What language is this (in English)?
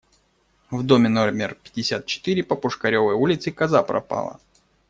Russian